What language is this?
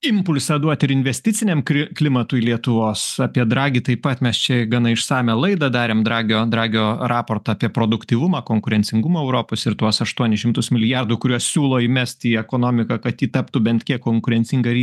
Lithuanian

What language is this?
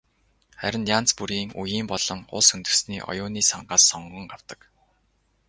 Mongolian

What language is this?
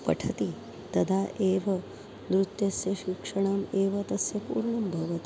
Sanskrit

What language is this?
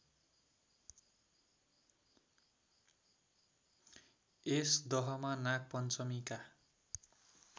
Nepali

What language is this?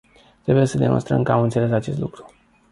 Romanian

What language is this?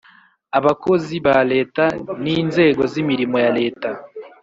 Kinyarwanda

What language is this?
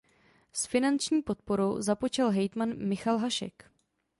Czech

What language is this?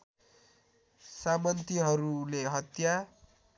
Nepali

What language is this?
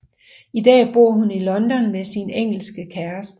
Danish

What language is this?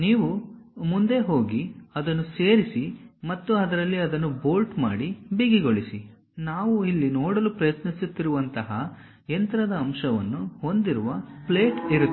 Kannada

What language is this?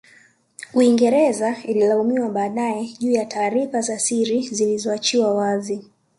Swahili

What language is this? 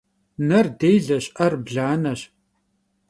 Kabardian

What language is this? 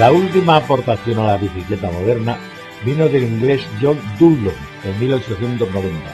Spanish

